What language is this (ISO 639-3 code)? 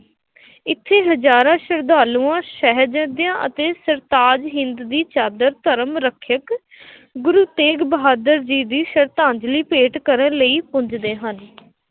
pan